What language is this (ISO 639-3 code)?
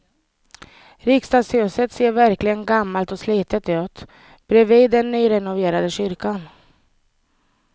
swe